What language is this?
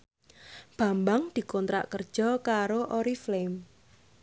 Javanese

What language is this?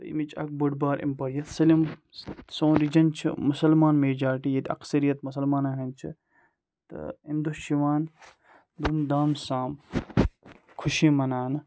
Kashmiri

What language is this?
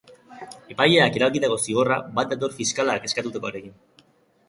Basque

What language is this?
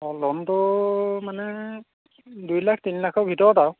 Assamese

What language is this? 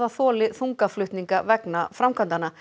Icelandic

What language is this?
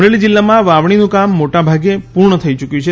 Gujarati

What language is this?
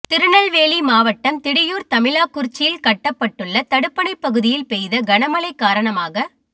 Tamil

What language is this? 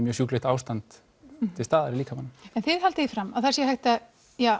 Icelandic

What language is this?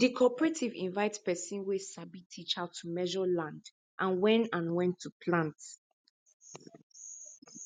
Nigerian Pidgin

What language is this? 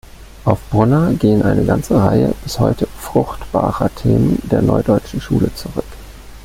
German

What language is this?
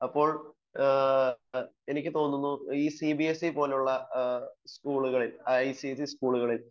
Malayalam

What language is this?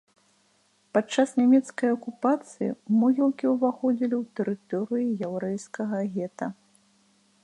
Belarusian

